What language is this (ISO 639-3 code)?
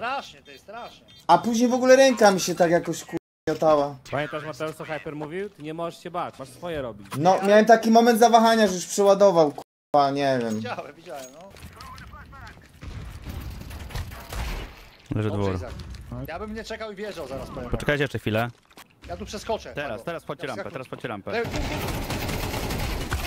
pol